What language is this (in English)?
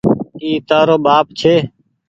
Goaria